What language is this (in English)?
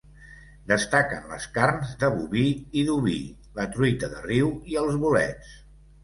Catalan